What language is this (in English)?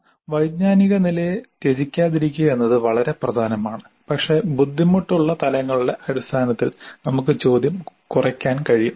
Malayalam